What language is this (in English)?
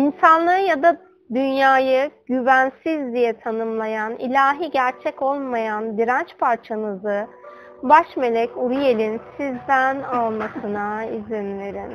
Turkish